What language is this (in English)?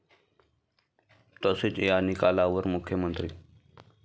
Marathi